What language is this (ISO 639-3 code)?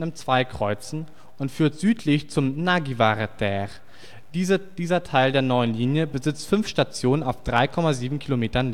deu